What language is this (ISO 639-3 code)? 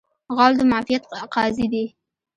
pus